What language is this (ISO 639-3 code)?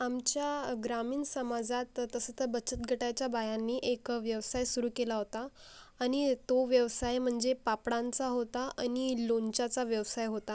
mar